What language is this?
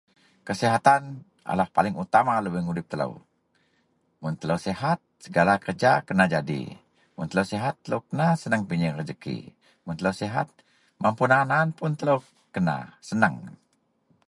Central Melanau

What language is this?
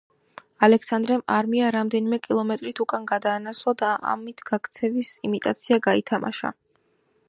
Georgian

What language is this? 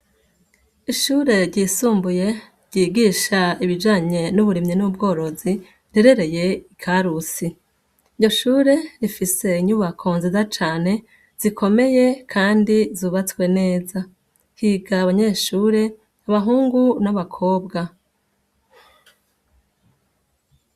Rundi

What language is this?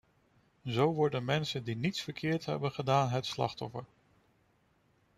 Dutch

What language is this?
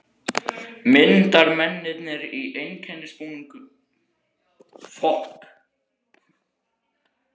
Icelandic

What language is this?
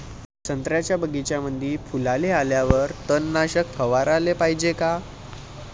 Marathi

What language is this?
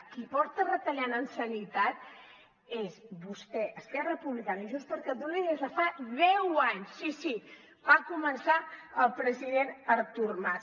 Catalan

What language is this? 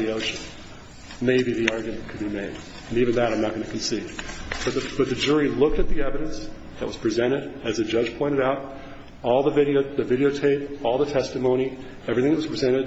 English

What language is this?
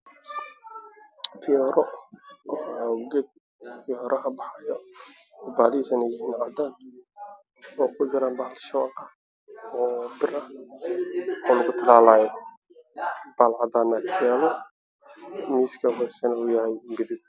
Somali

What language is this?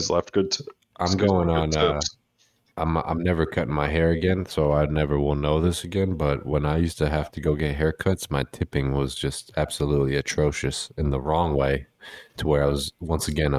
English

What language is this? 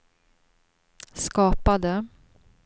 Swedish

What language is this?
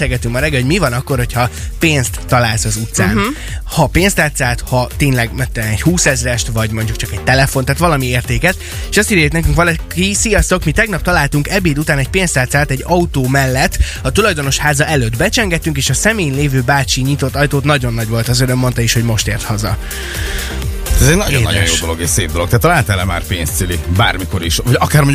Hungarian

